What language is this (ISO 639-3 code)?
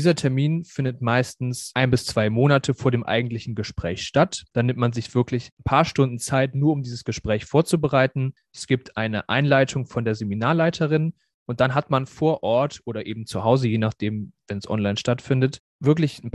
deu